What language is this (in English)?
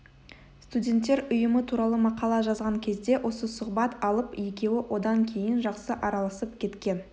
Kazakh